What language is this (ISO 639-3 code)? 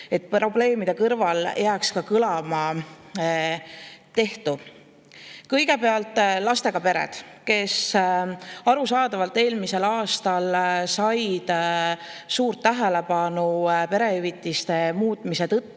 est